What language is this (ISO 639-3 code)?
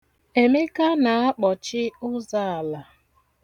ibo